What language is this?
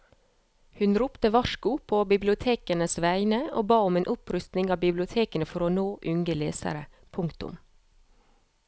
Norwegian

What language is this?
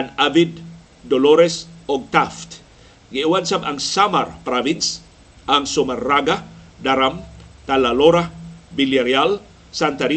Filipino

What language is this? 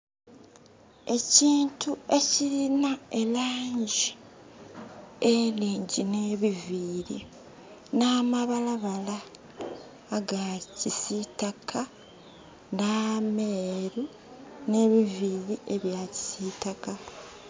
Soga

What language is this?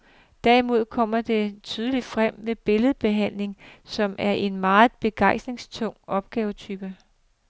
Danish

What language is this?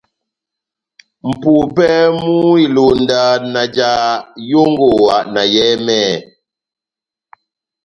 Batanga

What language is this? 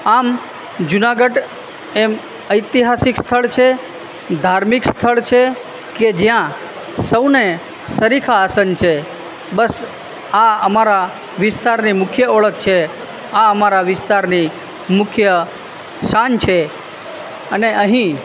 Gujarati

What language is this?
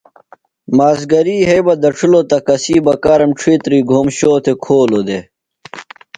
Phalura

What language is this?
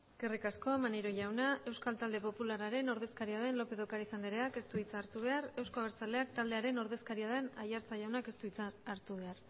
Basque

